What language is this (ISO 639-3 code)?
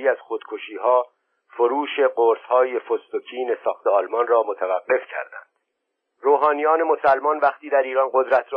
fas